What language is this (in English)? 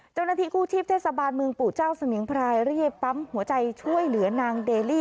Thai